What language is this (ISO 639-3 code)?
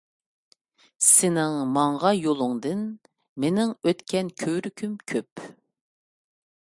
uig